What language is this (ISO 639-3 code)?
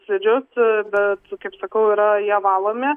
lit